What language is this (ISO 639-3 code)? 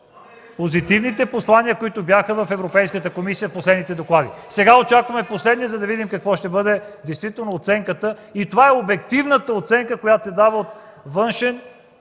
bul